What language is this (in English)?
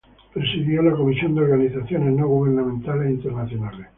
Spanish